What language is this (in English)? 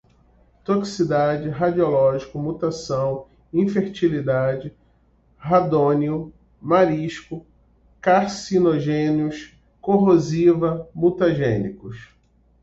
Portuguese